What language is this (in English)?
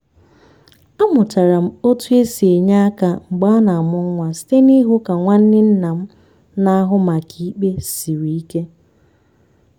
Igbo